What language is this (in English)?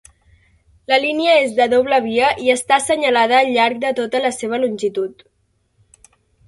Catalan